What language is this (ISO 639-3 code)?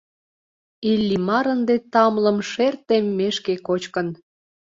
chm